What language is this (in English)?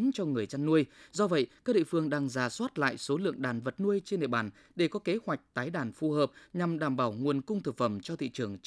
Vietnamese